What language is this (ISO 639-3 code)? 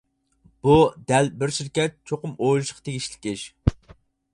uig